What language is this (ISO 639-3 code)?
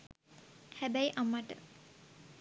sin